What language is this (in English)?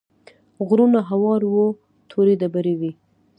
Pashto